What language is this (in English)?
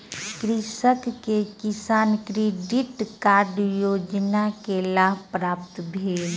Maithili